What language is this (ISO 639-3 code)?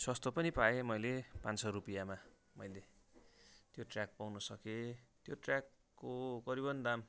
nep